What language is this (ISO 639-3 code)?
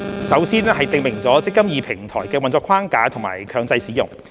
yue